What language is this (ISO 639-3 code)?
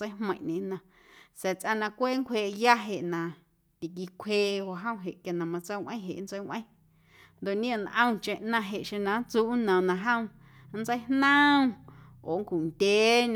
amu